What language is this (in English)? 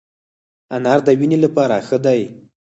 Pashto